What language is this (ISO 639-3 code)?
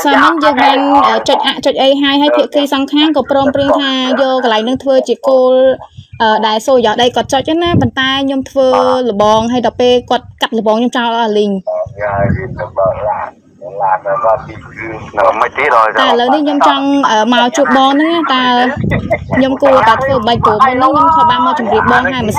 vie